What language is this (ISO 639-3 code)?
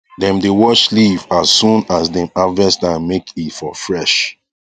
pcm